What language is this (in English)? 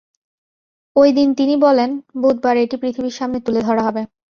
Bangla